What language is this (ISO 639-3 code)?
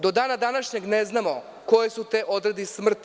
srp